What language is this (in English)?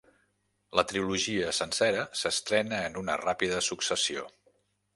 Catalan